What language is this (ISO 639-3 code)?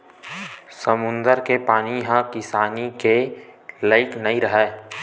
hne